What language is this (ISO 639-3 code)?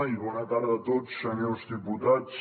cat